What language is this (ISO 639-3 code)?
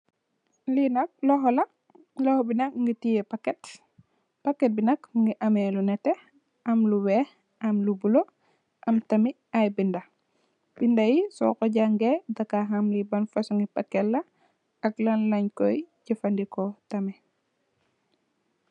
wol